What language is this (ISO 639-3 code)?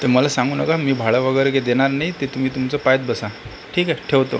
mar